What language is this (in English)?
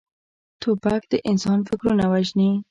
Pashto